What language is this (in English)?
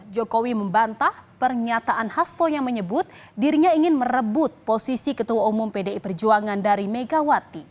Indonesian